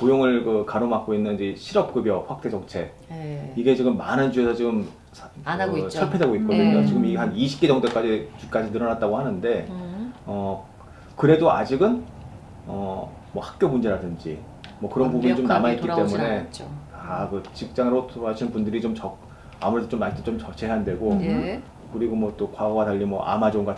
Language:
Korean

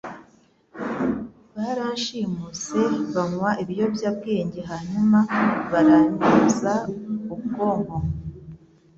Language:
Kinyarwanda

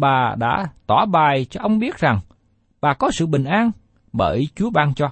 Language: Vietnamese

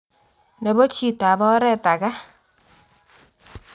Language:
Kalenjin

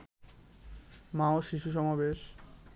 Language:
Bangla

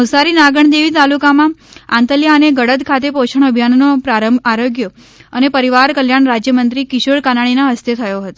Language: Gujarati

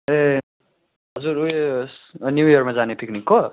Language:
Nepali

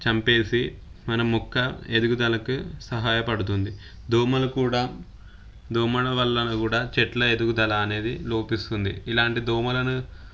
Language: Telugu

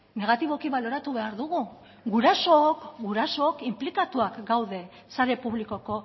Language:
Basque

